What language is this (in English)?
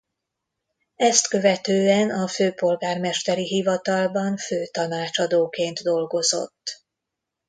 Hungarian